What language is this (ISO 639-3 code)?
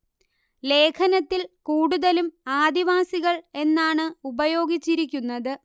mal